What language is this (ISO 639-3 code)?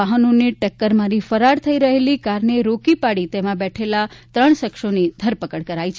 guj